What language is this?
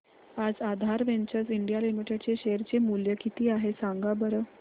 Marathi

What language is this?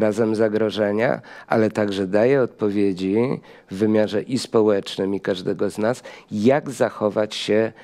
Polish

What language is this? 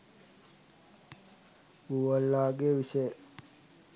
Sinhala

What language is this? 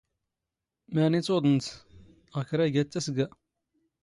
Standard Moroccan Tamazight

